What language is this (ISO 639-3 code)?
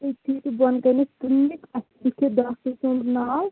kas